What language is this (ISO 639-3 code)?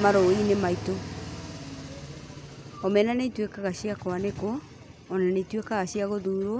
kik